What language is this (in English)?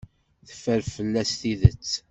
Kabyle